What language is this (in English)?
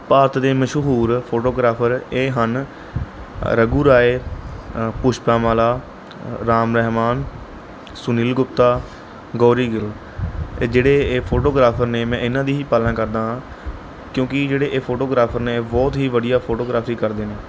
Punjabi